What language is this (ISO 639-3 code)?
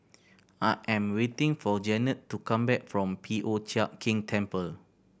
eng